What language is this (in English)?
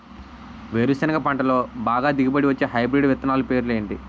Telugu